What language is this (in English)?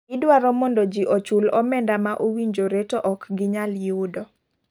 Luo (Kenya and Tanzania)